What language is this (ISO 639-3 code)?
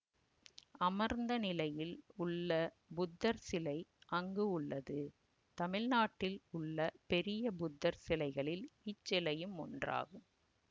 tam